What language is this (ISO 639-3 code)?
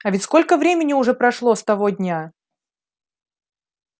rus